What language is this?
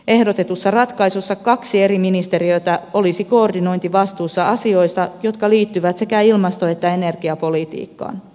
Finnish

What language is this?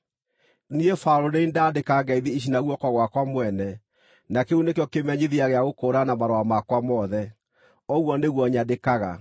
Kikuyu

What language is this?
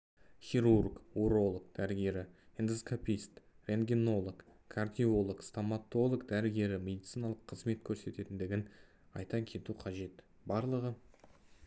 Kazakh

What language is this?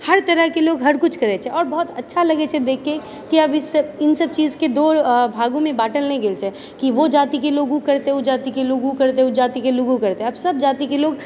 Maithili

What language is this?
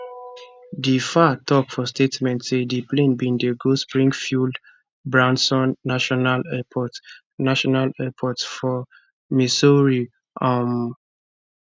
Nigerian Pidgin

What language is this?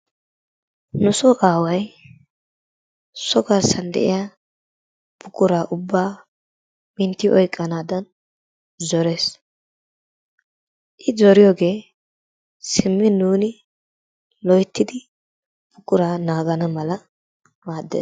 Wolaytta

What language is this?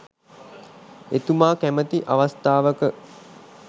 Sinhala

